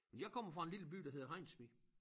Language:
Danish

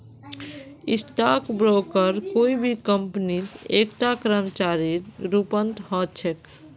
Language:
Magahi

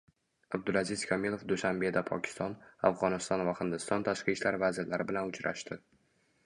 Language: Uzbek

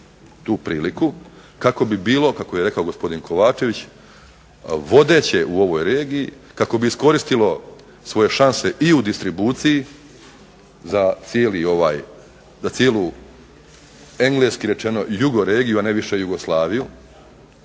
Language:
Croatian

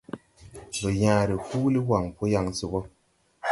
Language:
Tupuri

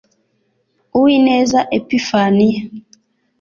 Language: Kinyarwanda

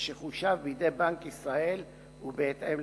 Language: Hebrew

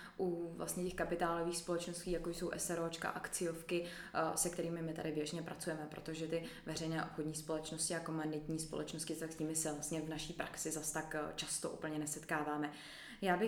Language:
Czech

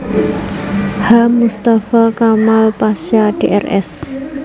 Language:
Javanese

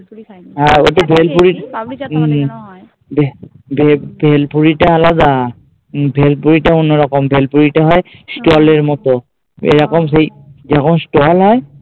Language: Bangla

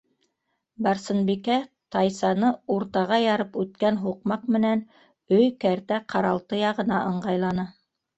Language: Bashkir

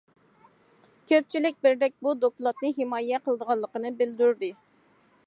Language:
Uyghur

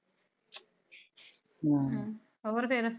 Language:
Punjabi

